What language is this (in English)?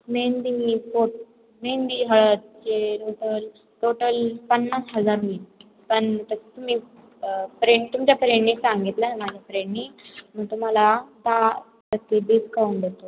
Marathi